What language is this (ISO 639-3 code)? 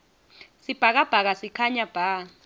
ssw